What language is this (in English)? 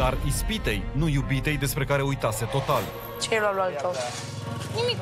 Romanian